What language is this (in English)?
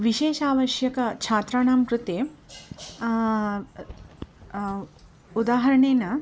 Sanskrit